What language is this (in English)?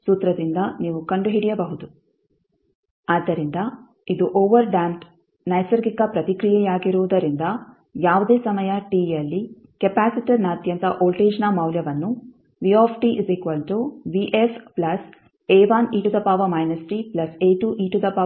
Kannada